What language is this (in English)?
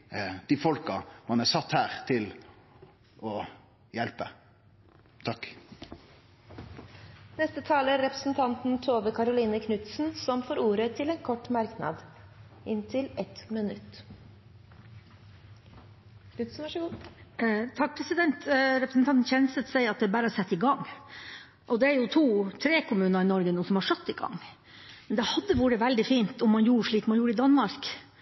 Norwegian